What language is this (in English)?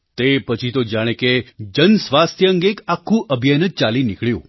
Gujarati